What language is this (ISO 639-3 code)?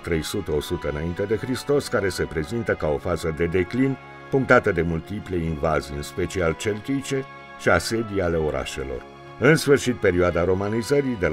ron